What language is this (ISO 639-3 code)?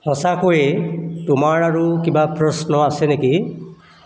asm